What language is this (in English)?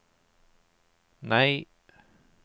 Norwegian